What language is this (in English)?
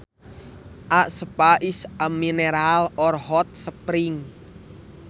Sundanese